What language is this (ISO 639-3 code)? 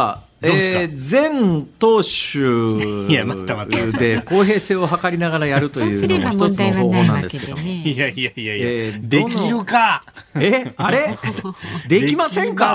jpn